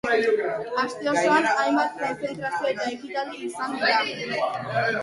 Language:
Basque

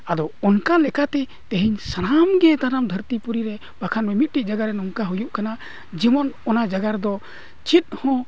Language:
Santali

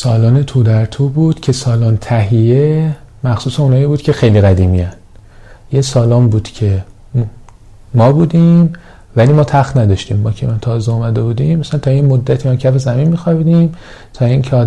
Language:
Persian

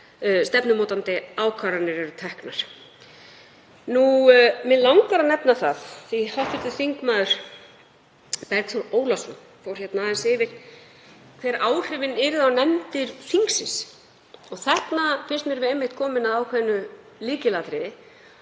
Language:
Icelandic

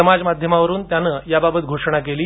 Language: Marathi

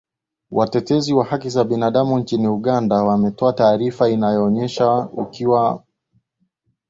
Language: Swahili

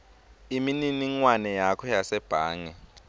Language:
Swati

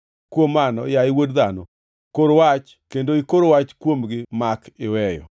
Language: Luo (Kenya and Tanzania)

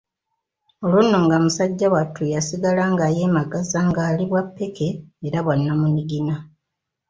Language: Ganda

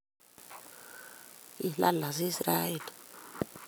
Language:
Kalenjin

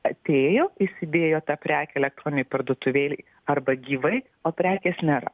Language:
Lithuanian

